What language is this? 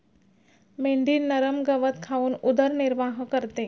Marathi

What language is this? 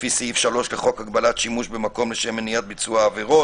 Hebrew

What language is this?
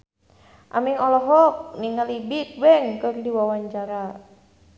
Sundanese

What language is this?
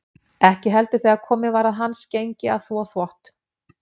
Icelandic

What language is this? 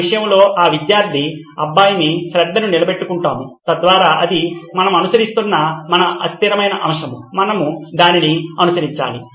Telugu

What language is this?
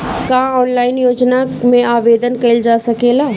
Bhojpuri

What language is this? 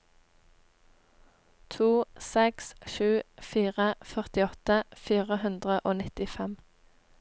Norwegian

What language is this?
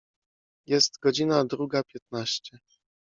Polish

